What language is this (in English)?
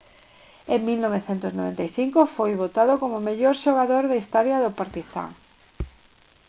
Galician